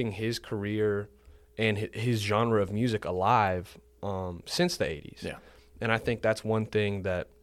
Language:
English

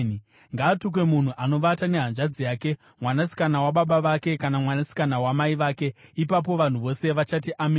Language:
Shona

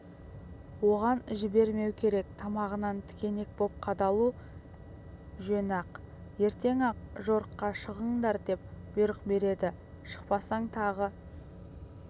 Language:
Kazakh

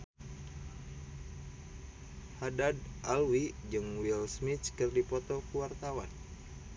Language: Sundanese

